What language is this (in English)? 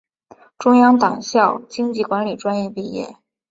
Chinese